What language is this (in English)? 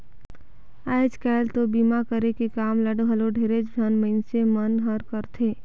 Chhattisgarhi